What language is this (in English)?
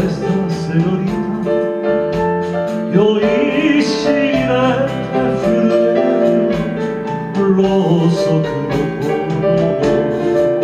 Romanian